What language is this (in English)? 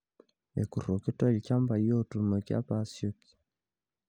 Masai